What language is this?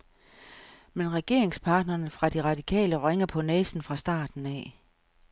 Danish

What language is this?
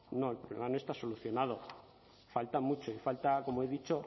Spanish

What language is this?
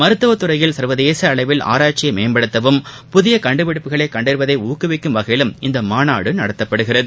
Tamil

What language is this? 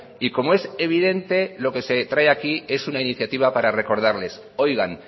Spanish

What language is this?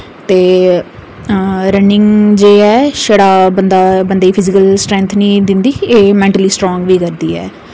Dogri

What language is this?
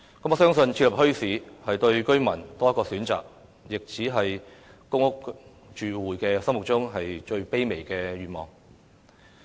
Cantonese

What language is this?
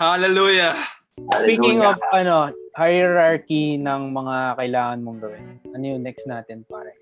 Filipino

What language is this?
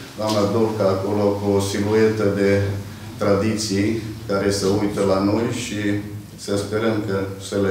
Romanian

